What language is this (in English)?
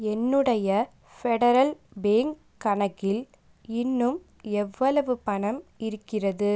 Tamil